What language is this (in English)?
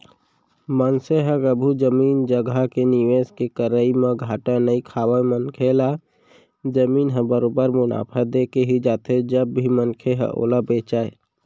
Chhattisgarhi